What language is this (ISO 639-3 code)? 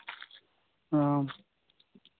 sat